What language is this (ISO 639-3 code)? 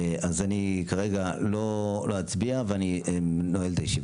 heb